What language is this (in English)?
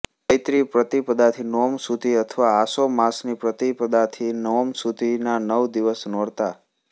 Gujarati